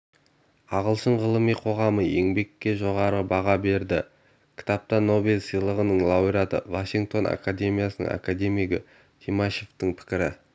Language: Kazakh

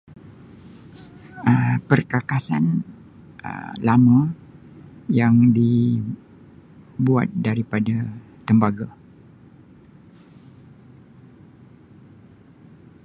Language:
Sabah Malay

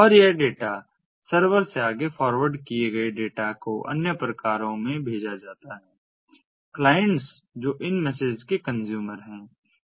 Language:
Hindi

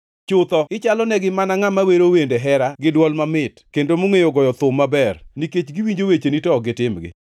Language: Luo (Kenya and Tanzania)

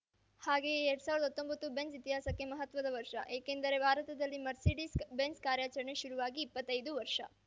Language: Kannada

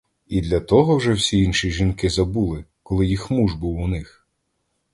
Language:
Ukrainian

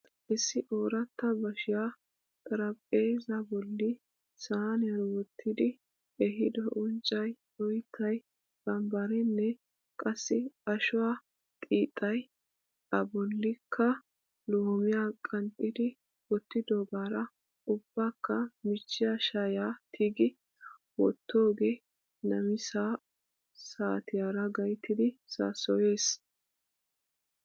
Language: Wolaytta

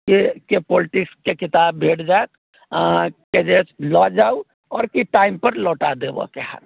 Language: Maithili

